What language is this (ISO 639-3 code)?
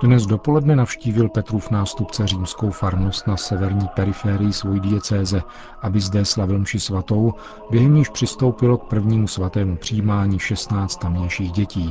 ces